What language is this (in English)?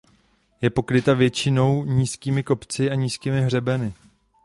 Czech